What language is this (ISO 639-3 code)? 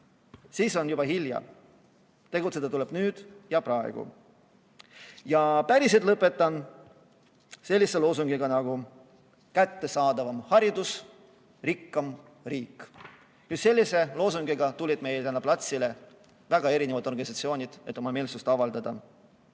est